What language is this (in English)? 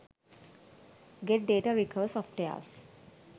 Sinhala